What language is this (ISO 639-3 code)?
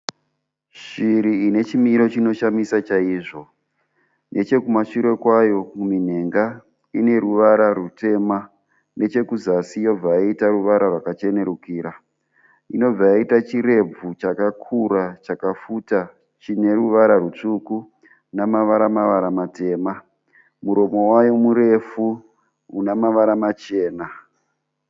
sna